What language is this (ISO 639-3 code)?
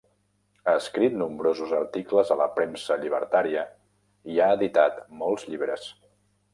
cat